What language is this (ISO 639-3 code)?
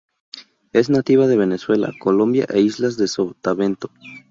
spa